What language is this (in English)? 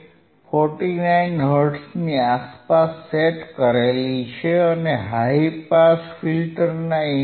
Gujarati